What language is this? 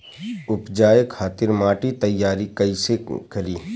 Bhojpuri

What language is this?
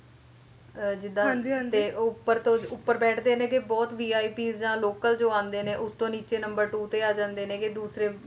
Punjabi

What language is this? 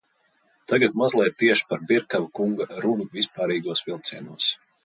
Latvian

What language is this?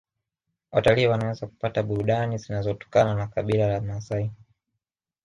Swahili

